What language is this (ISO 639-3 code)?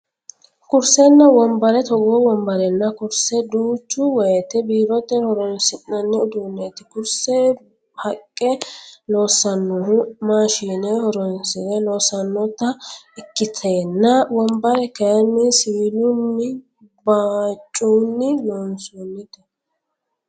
sid